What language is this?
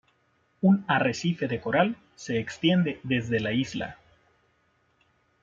Spanish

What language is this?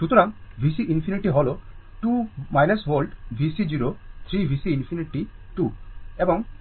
Bangla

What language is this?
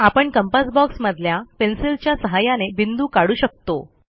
Marathi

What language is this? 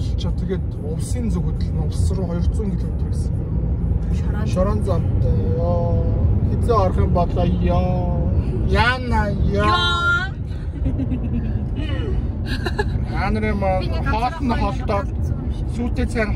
Turkish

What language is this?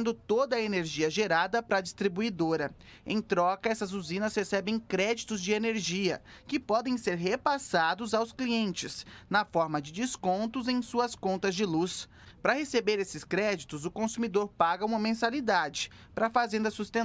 Portuguese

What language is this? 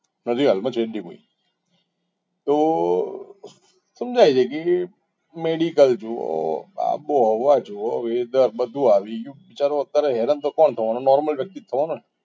Gujarati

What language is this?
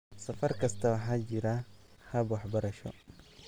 Somali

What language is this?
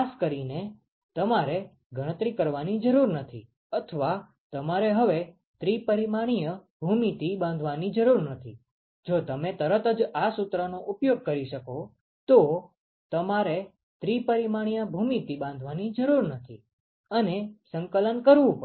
Gujarati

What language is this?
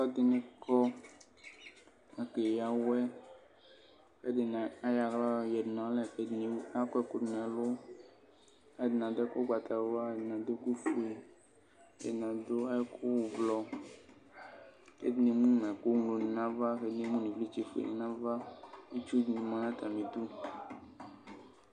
Ikposo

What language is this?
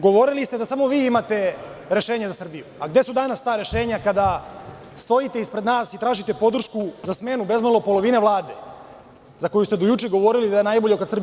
Serbian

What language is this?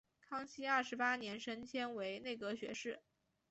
Chinese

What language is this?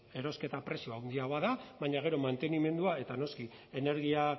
Basque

